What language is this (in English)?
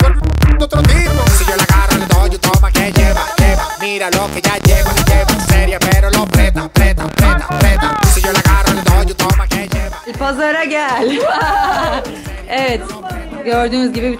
Turkish